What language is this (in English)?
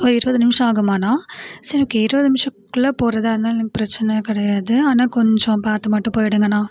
Tamil